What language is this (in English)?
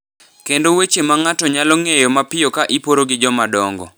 Luo (Kenya and Tanzania)